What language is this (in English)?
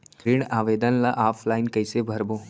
Chhattisgarhi